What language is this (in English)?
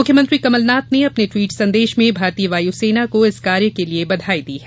Hindi